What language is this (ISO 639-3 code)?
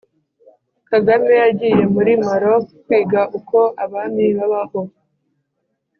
kin